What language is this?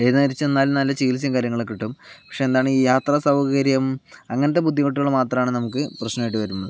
Malayalam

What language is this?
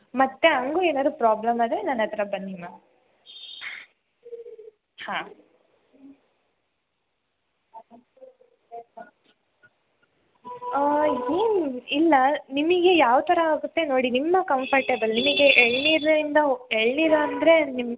Kannada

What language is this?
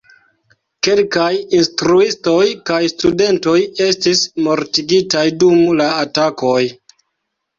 Esperanto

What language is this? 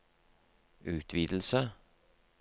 Norwegian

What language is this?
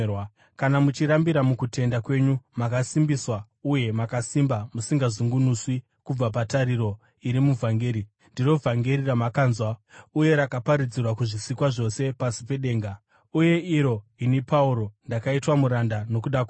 Shona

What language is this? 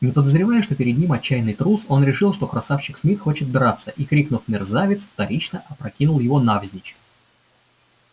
Russian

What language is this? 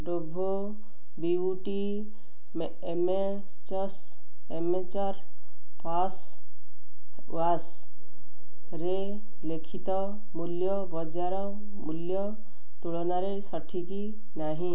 Odia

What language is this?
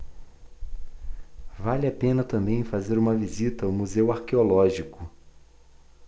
Portuguese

